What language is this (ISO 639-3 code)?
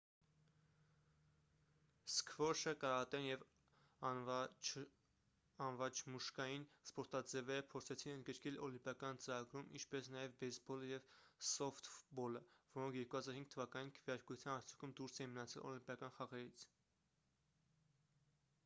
hye